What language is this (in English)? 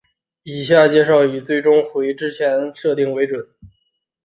Chinese